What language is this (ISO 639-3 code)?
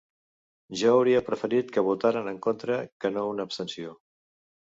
cat